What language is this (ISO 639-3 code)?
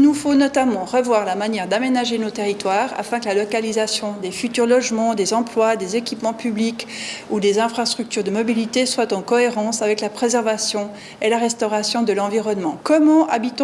fra